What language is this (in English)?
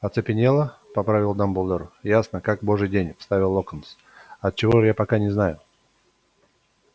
Russian